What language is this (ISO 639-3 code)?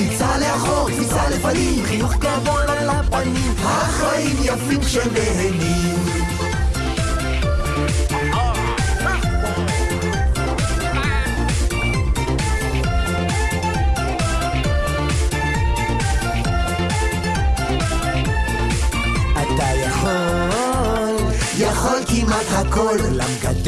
heb